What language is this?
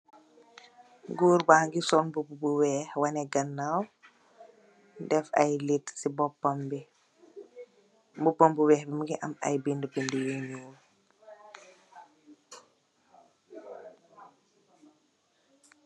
Wolof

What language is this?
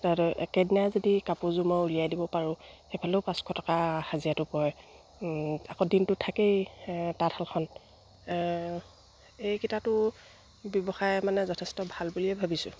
Assamese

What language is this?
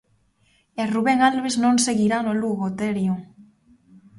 Galician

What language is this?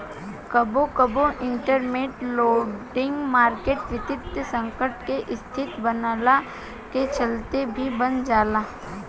Bhojpuri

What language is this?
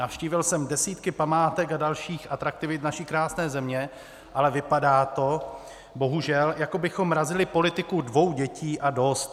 Czech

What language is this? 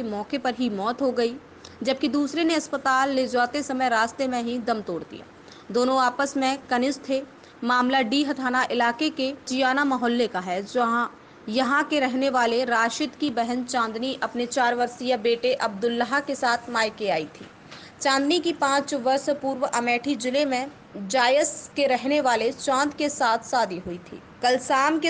Hindi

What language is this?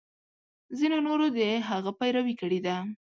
Pashto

